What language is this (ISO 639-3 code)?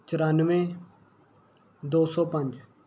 pan